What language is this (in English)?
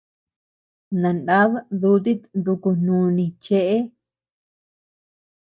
Tepeuxila Cuicatec